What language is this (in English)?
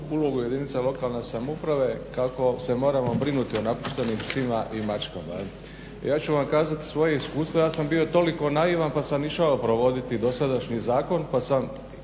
Croatian